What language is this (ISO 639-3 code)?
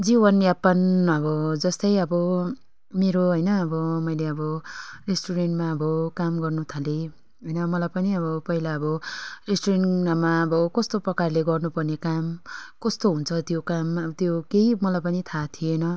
nep